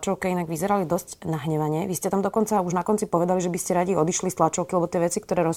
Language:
Slovak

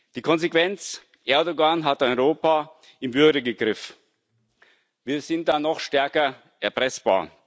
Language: German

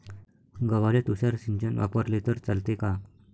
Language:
Marathi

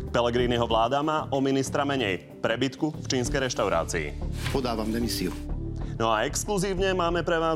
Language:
Slovak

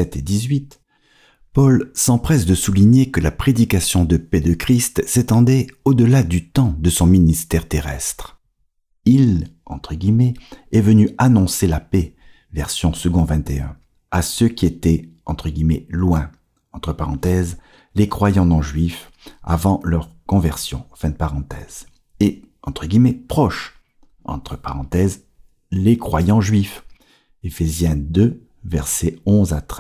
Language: French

